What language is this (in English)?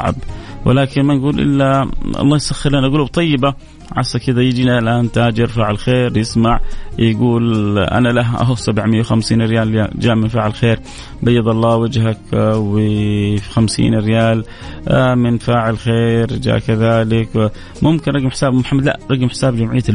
Arabic